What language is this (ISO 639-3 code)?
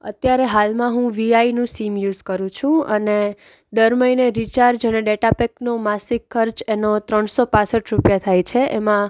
guj